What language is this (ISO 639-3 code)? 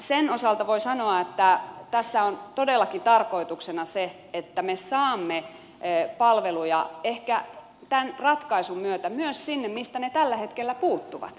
fin